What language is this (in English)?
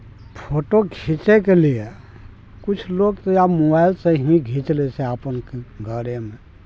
Maithili